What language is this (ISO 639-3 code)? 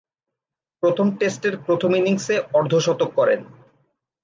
ben